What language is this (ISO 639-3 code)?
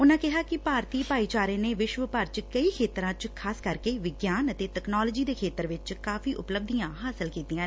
pan